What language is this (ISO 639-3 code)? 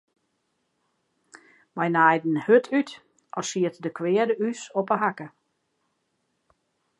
fry